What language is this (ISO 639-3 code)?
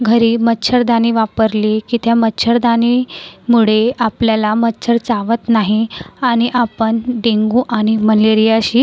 mar